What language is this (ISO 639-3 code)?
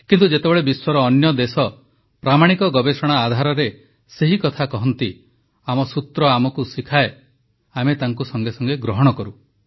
ori